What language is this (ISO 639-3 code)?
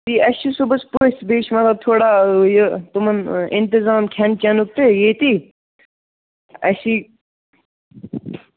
kas